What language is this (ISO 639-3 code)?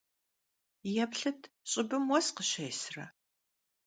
kbd